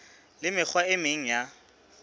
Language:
Southern Sotho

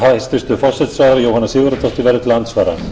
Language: Icelandic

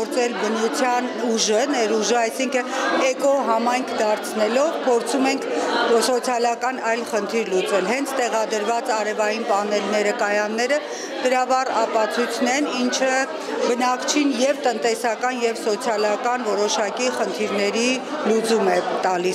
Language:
Romanian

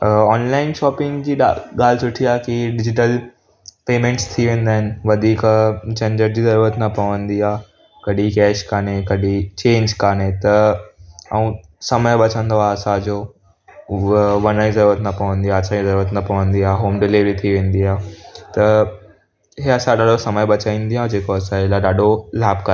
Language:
Sindhi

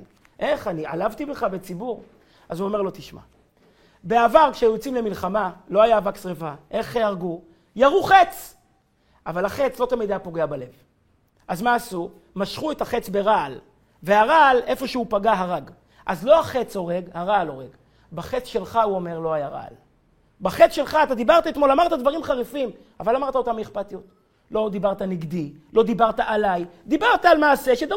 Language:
Hebrew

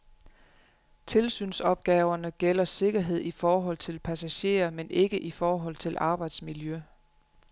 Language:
Danish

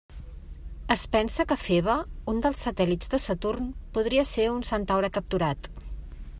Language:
Catalan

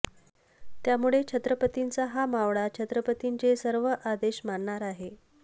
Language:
Marathi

